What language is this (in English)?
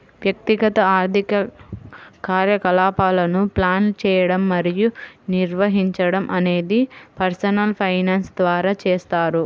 Telugu